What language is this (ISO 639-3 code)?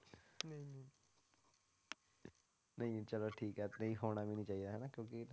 pan